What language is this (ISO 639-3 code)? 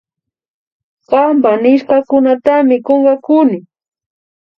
qvi